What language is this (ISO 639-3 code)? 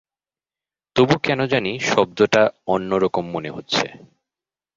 ben